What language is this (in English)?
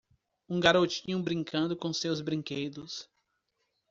Portuguese